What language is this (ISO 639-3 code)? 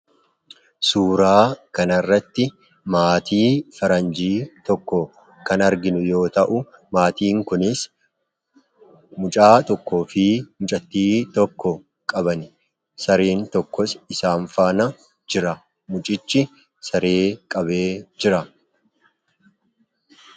orm